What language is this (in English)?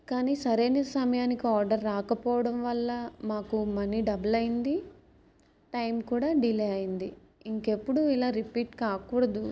Telugu